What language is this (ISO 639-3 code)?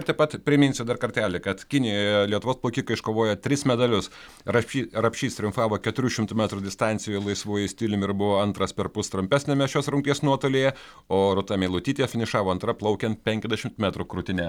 lit